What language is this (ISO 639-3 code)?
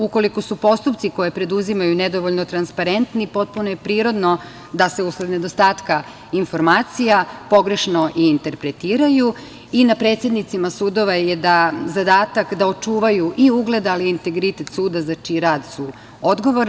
srp